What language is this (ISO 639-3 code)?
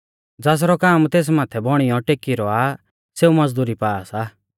bfz